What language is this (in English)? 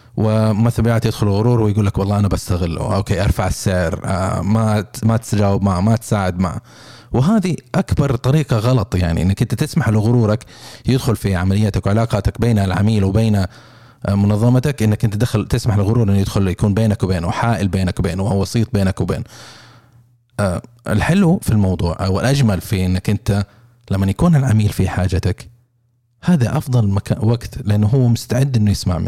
Arabic